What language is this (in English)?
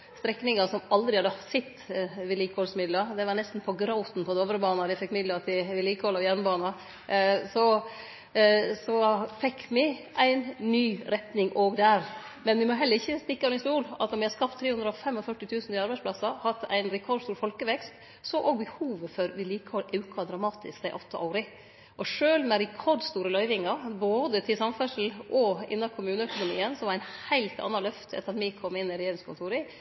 Norwegian Nynorsk